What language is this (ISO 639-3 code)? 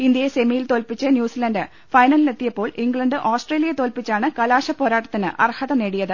mal